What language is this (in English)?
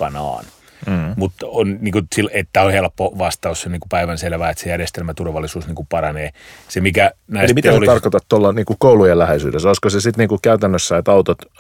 Finnish